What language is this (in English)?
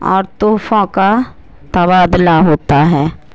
Urdu